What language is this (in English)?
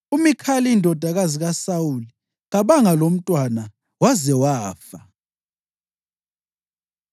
North Ndebele